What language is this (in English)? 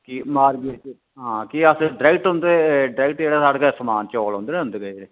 Dogri